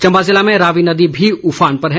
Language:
Hindi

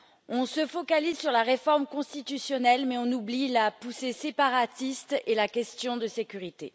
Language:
French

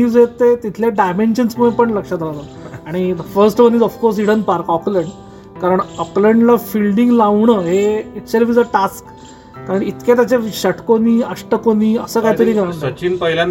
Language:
Marathi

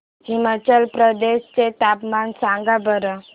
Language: Marathi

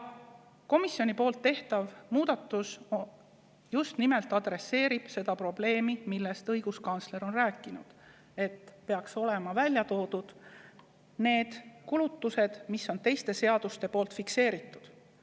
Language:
Estonian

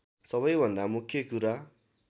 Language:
Nepali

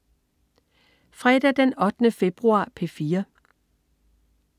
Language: Danish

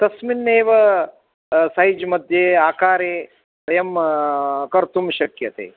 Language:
Sanskrit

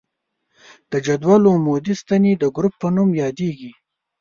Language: Pashto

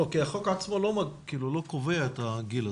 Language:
Hebrew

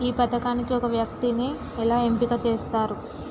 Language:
Telugu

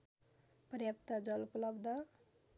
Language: Nepali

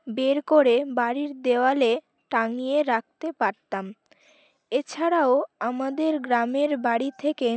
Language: Bangla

